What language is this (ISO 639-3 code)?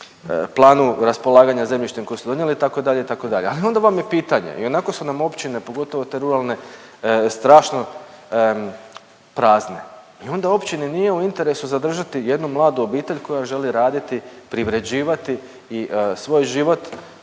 hrv